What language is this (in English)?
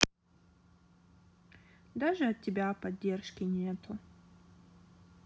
Russian